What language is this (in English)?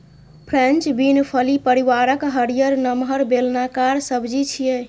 Maithili